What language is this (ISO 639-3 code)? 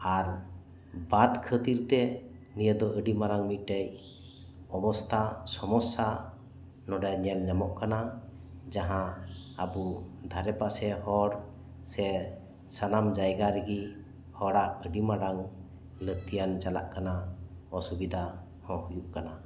sat